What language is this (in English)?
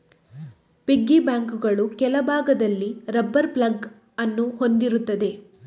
Kannada